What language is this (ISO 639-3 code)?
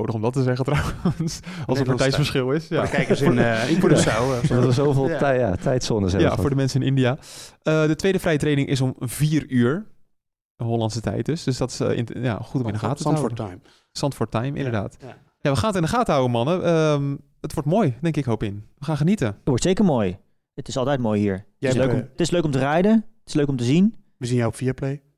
nld